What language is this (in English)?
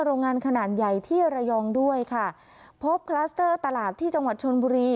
Thai